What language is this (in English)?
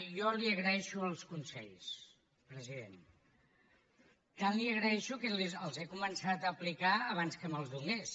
Catalan